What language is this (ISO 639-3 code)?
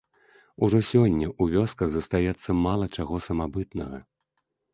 bel